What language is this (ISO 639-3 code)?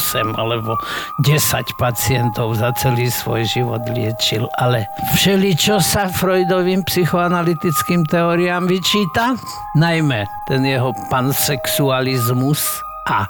slk